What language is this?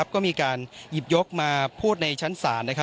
Thai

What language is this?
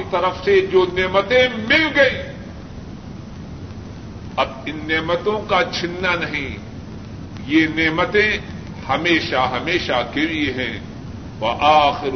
Urdu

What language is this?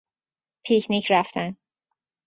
Persian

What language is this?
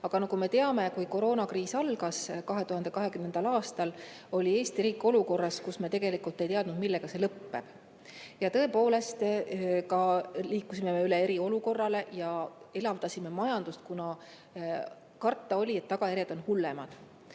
Estonian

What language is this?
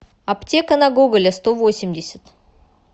Russian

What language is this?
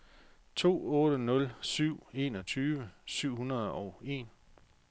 Danish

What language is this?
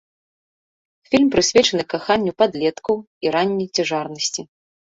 Belarusian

